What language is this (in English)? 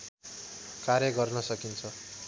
Nepali